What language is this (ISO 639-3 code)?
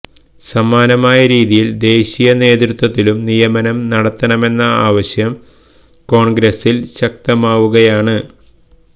mal